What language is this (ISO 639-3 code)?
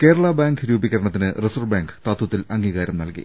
mal